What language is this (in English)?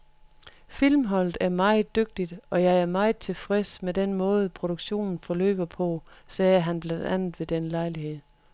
Danish